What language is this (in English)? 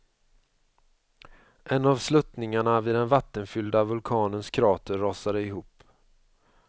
Swedish